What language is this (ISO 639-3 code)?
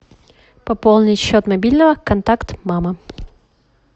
rus